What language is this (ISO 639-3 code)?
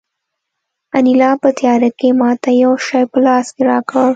pus